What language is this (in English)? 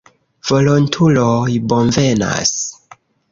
Esperanto